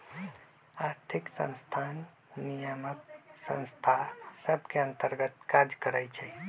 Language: Magahi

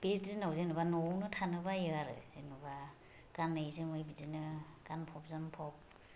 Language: Bodo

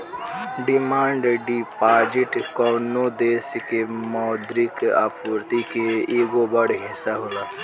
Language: Bhojpuri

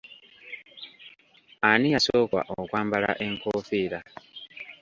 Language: Ganda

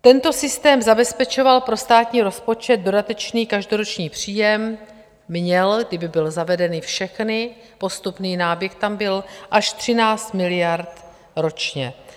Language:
Czech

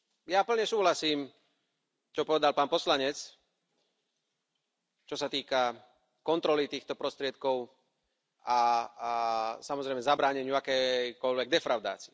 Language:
Slovak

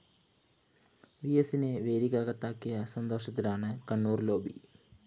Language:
Malayalam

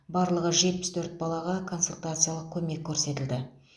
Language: Kazakh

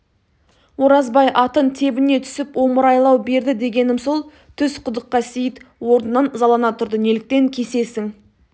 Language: Kazakh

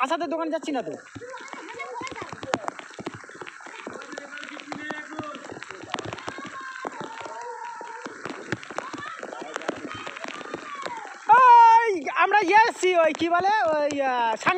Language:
Arabic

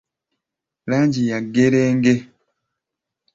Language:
Ganda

